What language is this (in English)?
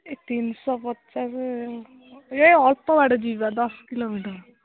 Odia